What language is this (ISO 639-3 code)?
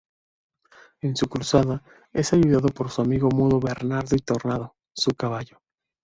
spa